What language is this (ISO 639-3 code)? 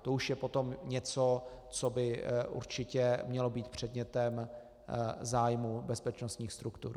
ces